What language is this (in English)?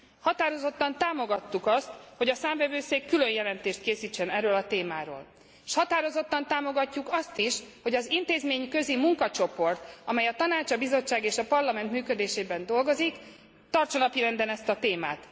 Hungarian